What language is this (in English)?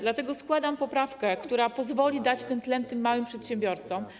Polish